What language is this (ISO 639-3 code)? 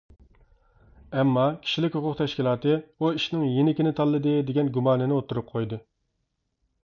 uig